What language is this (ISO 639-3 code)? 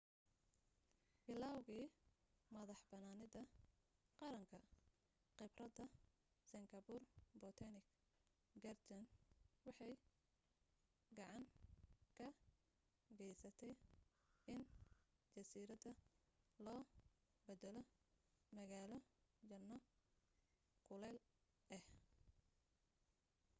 som